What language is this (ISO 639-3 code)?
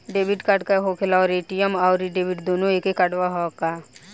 bho